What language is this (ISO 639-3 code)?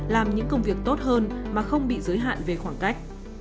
vie